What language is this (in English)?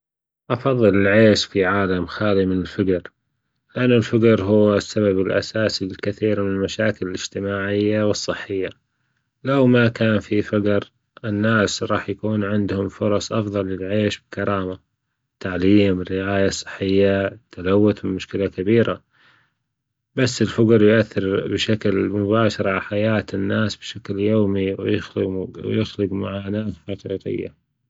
Gulf Arabic